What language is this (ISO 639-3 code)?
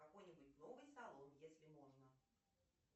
rus